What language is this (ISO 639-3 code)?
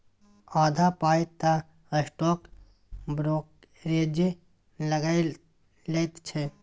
mai